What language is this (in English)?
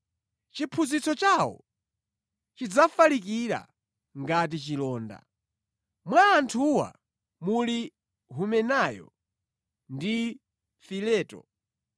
Nyanja